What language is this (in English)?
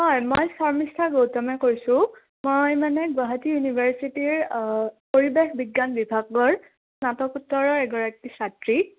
Assamese